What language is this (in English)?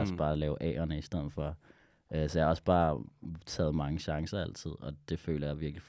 Danish